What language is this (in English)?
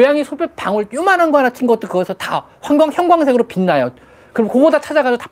Korean